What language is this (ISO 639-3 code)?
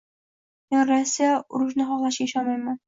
uzb